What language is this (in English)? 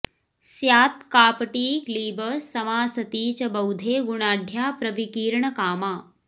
Sanskrit